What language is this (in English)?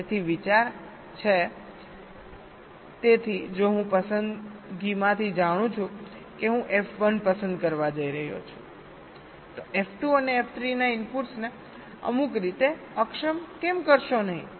Gujarati